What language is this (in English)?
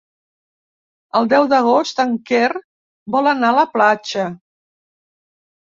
Catalan